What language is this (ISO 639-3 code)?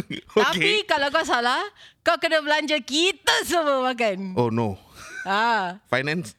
msa